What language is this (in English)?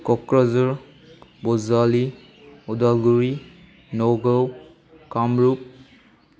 Bodo